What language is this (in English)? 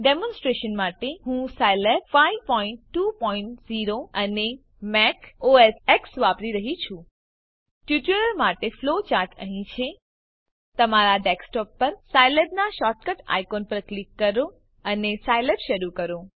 Gujarati